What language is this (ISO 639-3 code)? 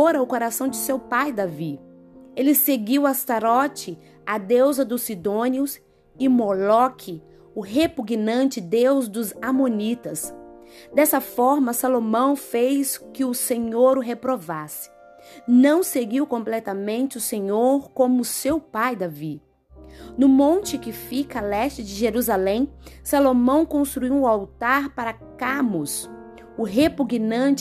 por